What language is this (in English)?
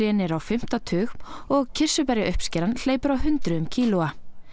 Icelandic